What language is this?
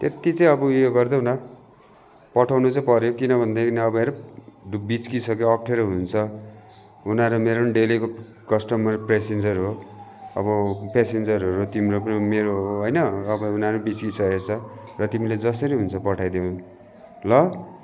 Nepali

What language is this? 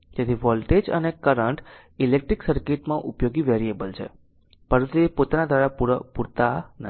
Gujarati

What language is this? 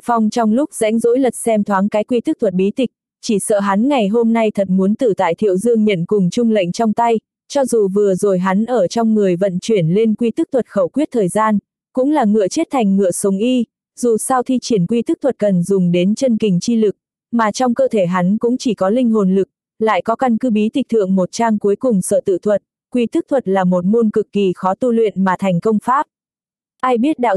Vietnamese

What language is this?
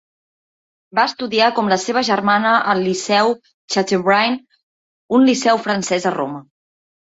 Catalan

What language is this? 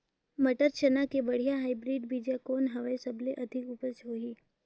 Chhattisgarhi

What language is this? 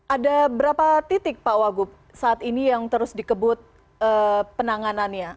Indonesian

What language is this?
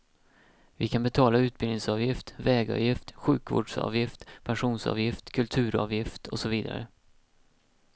Swedish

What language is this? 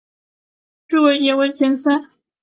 Chinese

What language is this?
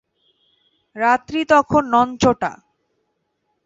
Bangla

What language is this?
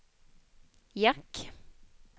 Swedish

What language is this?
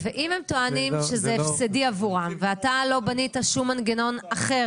Hebrew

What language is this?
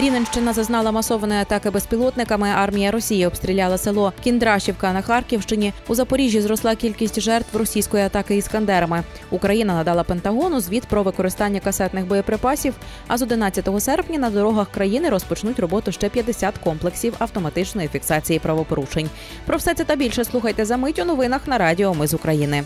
Ukrainian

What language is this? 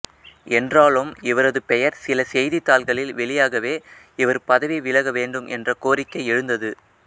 Tamil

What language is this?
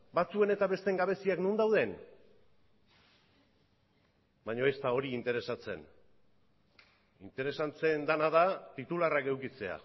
Basque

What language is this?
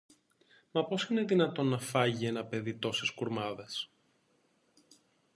Greek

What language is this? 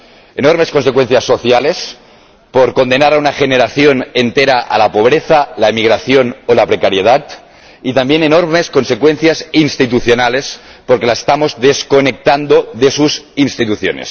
Spanish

